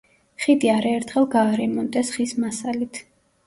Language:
Georgian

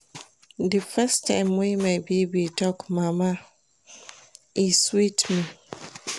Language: Nigerian Pidgin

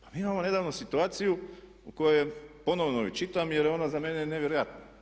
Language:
Croatian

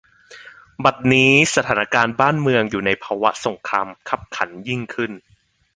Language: Thai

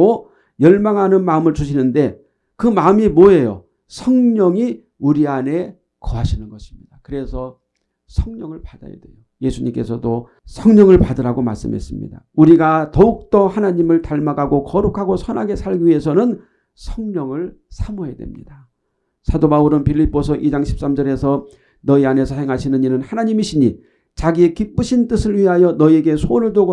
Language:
Korean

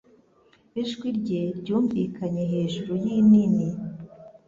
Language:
Kinyarwanda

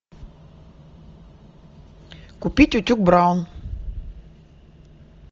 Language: Russian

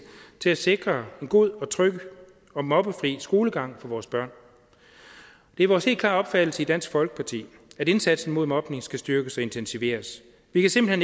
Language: Danish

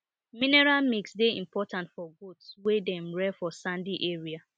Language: Nigerian Pidgin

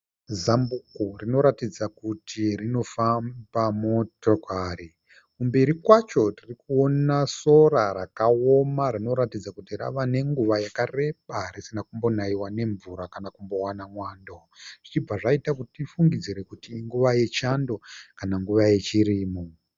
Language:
Shona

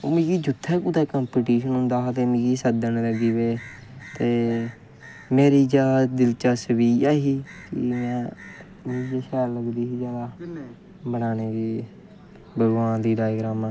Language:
Dogri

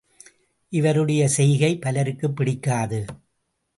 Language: Tamil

